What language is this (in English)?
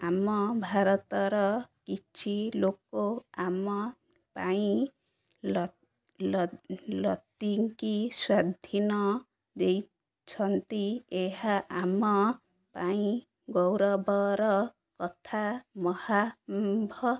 Odia